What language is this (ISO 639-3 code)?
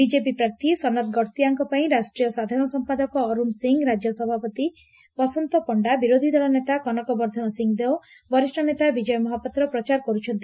ori